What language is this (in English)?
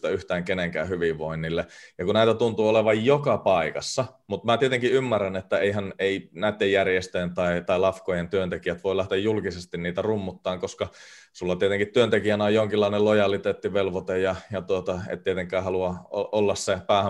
Finnish